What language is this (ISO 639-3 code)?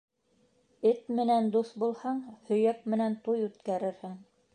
bak